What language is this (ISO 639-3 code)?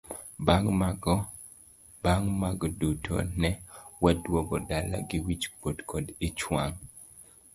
luo